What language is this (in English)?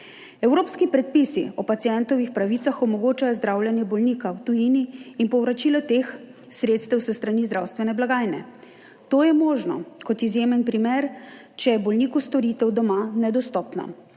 Slovenian